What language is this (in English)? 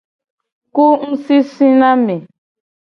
Gen